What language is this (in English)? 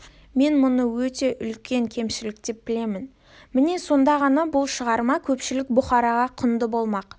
Kazakh